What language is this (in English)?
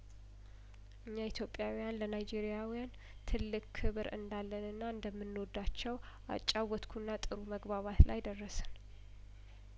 Amharic